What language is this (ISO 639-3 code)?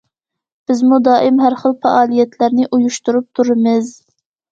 uig